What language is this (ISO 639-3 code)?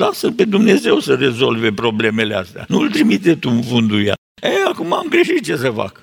ron